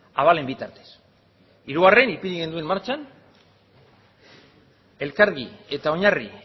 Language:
Basque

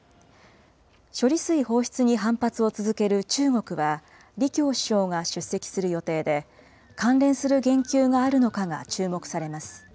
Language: Japanese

